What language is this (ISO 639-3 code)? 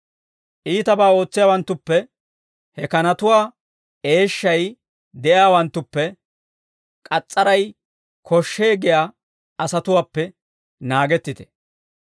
dwr